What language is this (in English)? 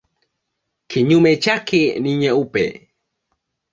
Swahili